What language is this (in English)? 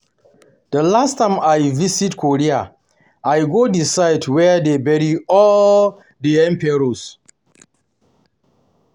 Nigerian Pidgin